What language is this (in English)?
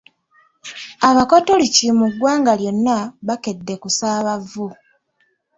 Ganda